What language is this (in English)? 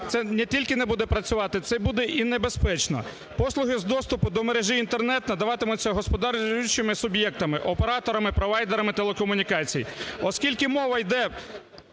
Ukrainian